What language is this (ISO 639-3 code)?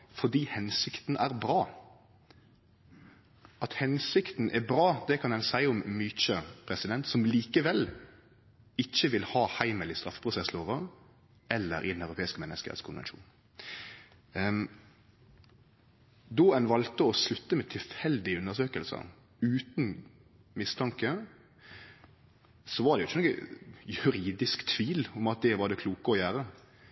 nno